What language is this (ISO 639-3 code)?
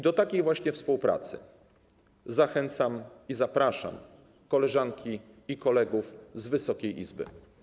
pol